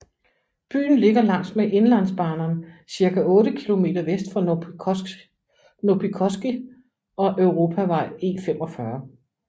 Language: Danish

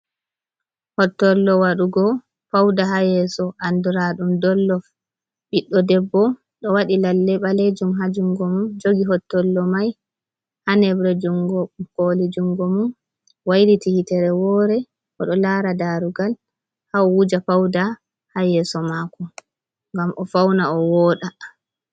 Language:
Fula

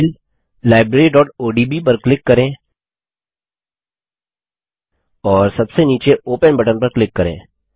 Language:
Hindi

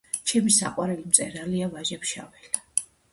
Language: Georgian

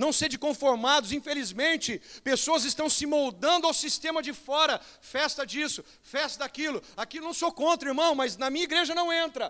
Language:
Portuguese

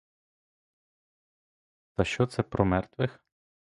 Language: Ukrainian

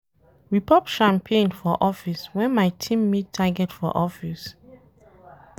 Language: Nigerian Pidgin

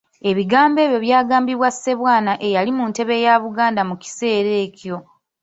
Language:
Ganda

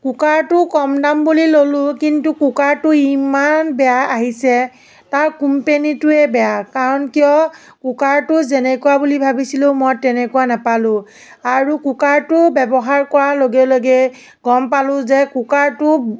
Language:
Assamese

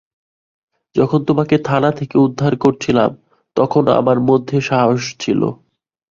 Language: Bangla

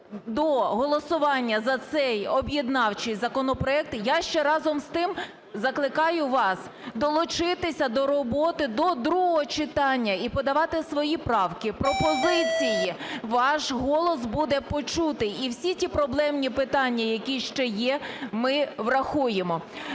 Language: Ukrainian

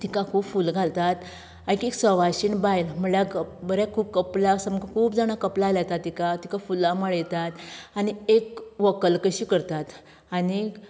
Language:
Konkani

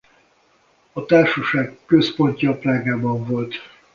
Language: Hungarian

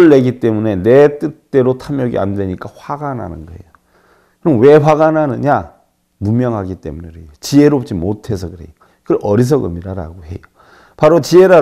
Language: Korean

